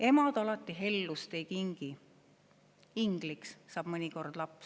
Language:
Estonian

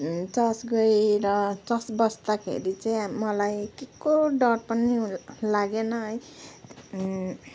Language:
Nepali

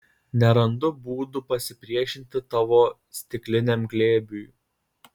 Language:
Lithuanian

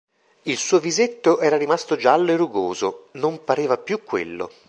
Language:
Italian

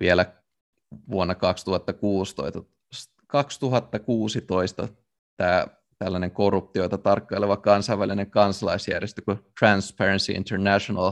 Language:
Finnish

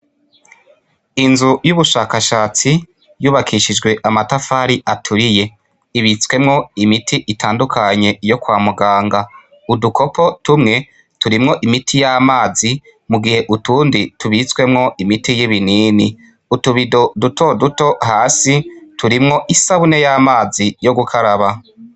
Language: Rundi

